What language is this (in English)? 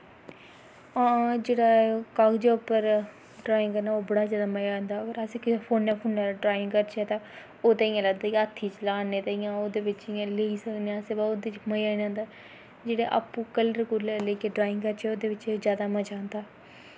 Dogri